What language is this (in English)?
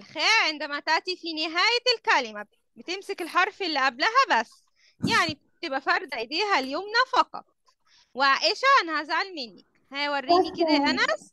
Arabic